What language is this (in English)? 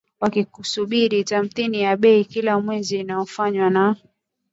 Swahili